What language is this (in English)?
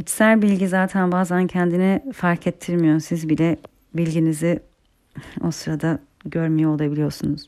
Turkish